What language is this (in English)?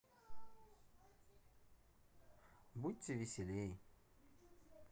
Russian